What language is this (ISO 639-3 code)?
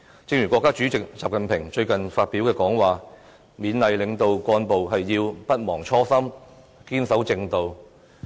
yue